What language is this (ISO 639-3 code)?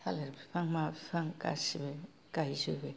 brx